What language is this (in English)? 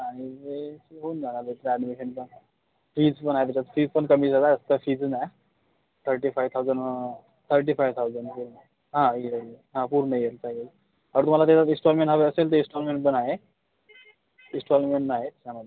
Marathi